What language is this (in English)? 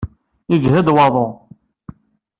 Kabyle